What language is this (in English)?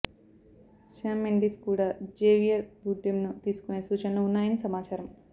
Telugu